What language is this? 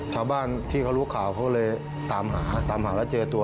Thai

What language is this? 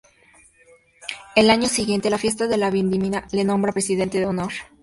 Spanish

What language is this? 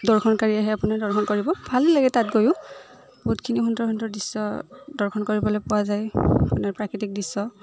Assamese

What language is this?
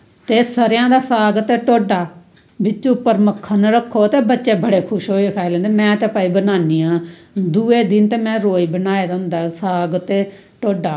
Dogri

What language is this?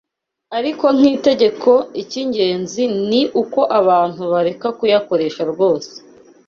Kinyarwanda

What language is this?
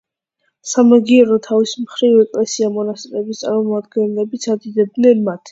Georgian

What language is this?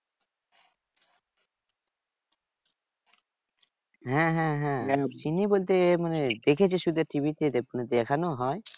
Bangla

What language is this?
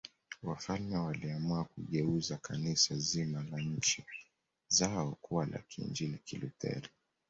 Swahili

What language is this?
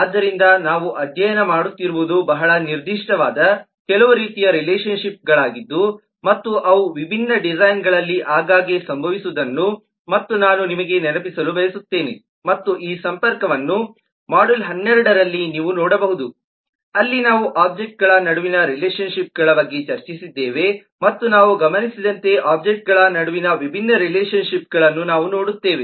Kannada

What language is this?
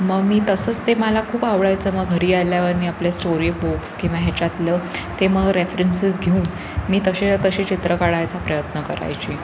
Marathi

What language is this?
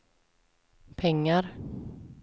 Swedish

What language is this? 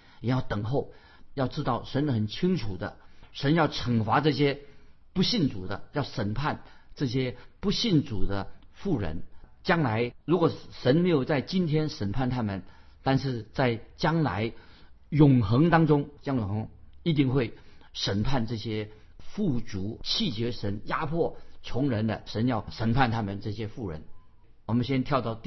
Chinese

